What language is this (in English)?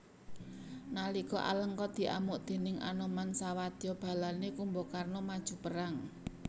Javanese